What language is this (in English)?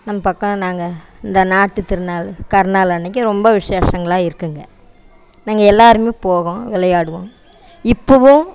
Tamil